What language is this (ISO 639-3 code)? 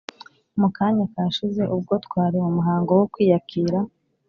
kin